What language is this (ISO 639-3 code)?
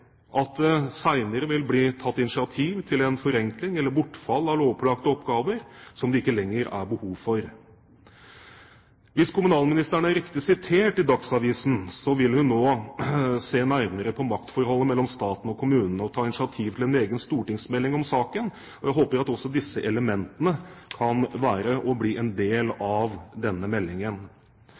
nob